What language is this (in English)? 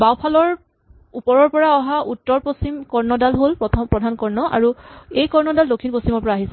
Assamese